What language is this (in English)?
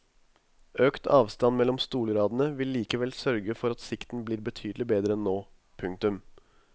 Norwegian